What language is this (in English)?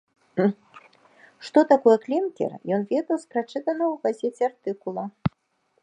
Belarusian